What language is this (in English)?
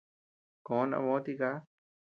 Tepeuxila Cuicatec